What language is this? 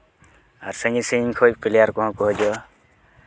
Santali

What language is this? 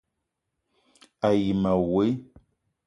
Eton (Cameroon)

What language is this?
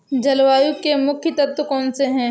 Hindi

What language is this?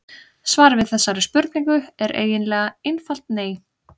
Icelandic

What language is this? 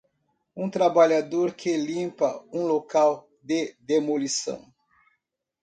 Portuguese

